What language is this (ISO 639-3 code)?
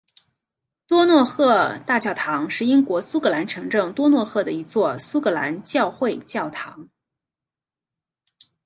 zho